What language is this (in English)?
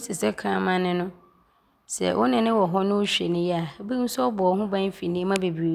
Abron